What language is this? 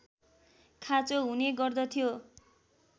Nepali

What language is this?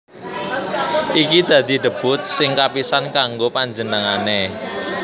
Javanese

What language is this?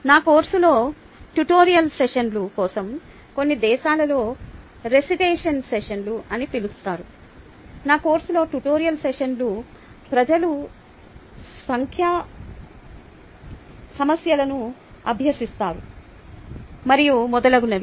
Telugu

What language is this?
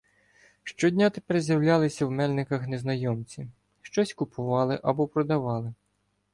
Ukrainian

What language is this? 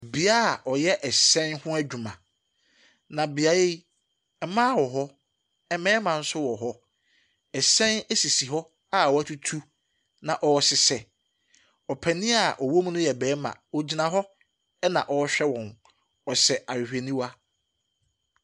Akan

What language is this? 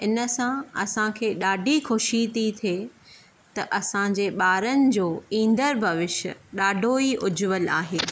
Sindhi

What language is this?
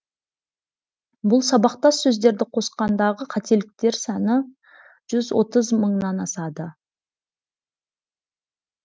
Kazakh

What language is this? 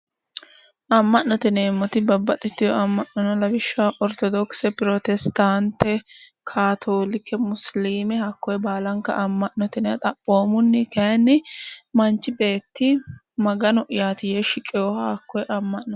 Sidamo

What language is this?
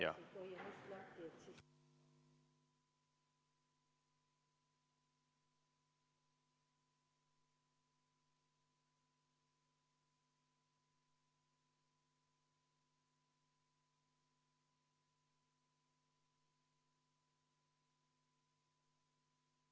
Estonian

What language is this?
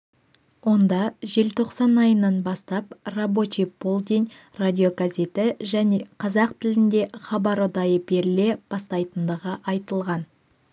Kazakh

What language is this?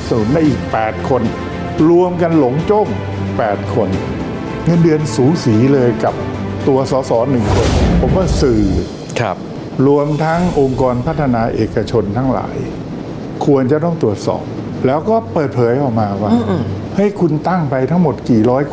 Thai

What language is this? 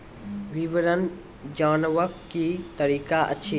Maithili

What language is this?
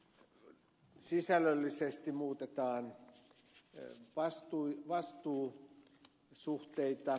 Finnish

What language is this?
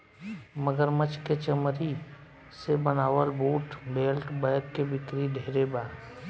Bhojpuri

